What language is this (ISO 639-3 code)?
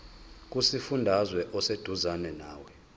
zul